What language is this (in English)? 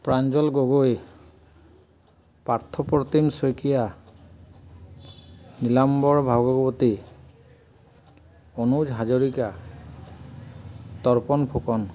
Assamese